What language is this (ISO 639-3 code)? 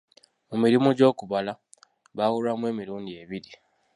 lug